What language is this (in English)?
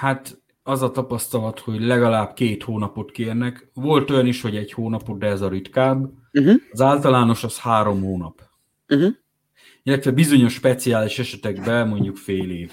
Hungarian